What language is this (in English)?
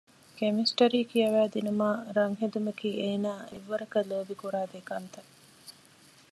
Divehi